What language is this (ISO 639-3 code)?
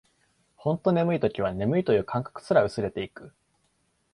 jpn